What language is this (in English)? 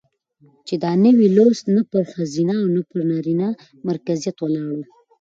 Pashto